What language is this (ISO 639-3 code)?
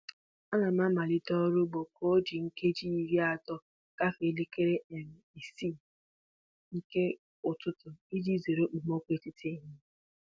ibo